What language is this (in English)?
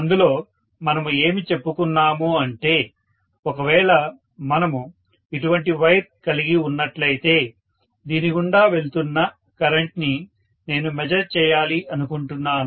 Telugu